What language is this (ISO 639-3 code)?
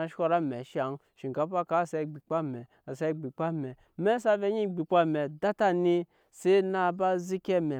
yes